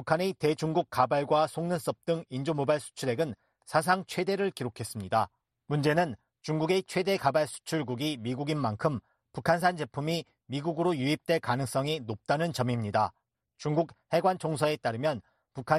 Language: Korean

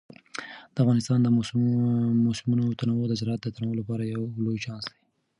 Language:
Pashto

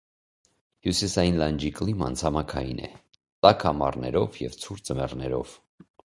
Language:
Armenian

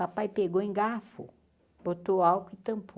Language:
Portuguese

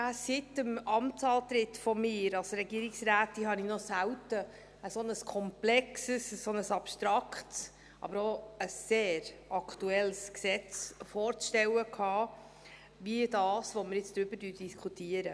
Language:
Swiss German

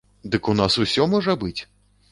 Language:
Belarusian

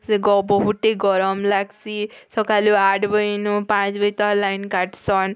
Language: Odia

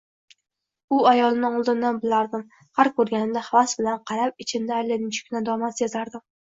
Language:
Uzbek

